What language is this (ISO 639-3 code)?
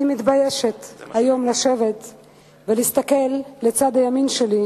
heb